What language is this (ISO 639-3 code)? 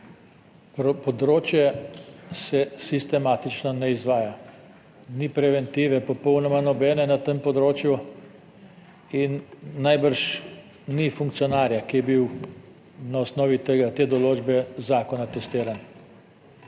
slv